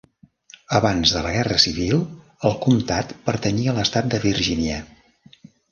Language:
Catalan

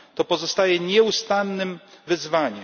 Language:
Polish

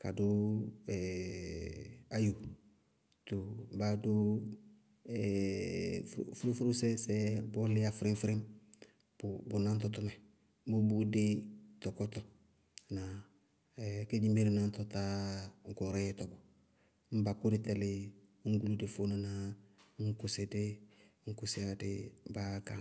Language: Bago-Kusuntu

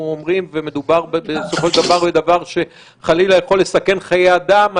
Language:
Hebrew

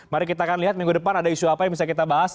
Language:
Indonesian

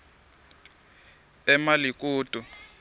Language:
Swati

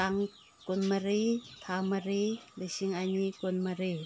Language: Manipuri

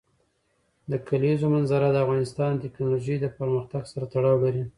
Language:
Pashto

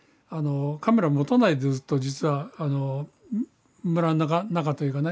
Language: Japanese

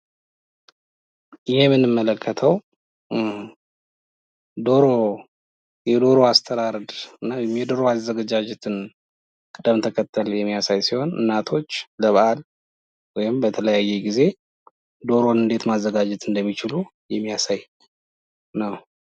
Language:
Amharic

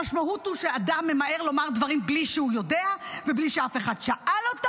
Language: Hebrew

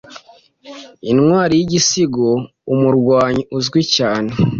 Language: Kinyarwanda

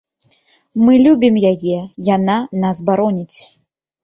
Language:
Belarusian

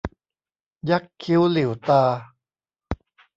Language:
Thai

